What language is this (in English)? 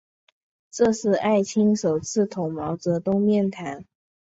Chinese